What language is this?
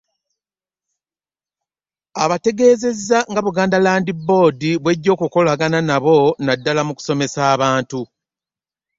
Ganda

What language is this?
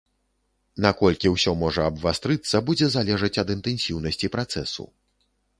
Belarusian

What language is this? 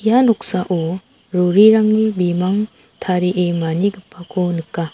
Garo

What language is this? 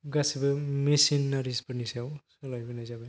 Bodo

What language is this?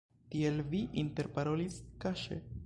Esperanto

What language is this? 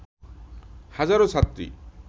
Bangla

